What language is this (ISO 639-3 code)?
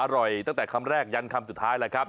tha